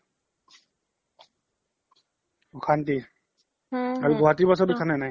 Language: Assamese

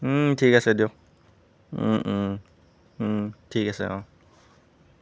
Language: Assamese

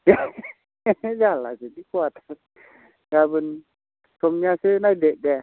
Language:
Bodo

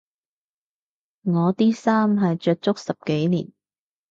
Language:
Cantonese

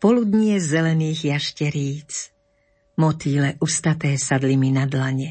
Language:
Slovak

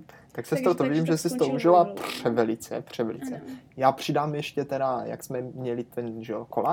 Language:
Czech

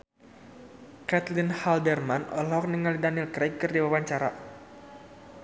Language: Sundanese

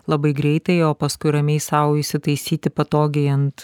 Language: Lithuanian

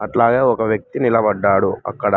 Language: Telugu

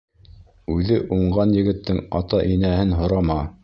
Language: Bashkir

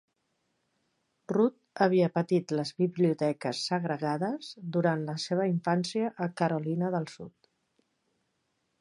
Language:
Catalan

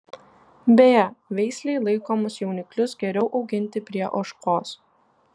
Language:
Lithuanian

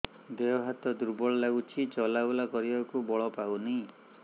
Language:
Odia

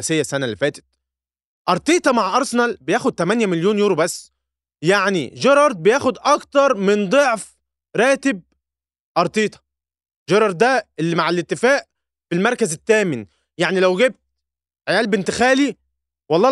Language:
Arabic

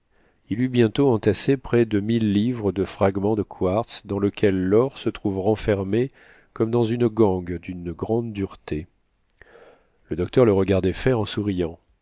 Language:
French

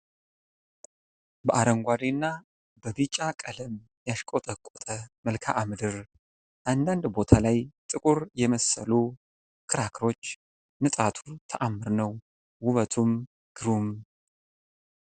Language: Amharic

